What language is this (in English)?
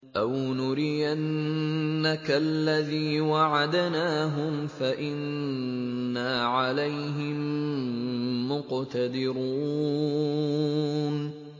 Arabic